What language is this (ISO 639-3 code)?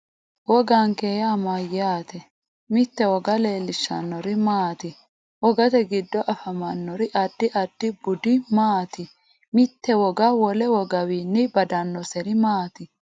sid